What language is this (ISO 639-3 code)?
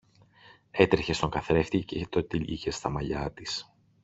ell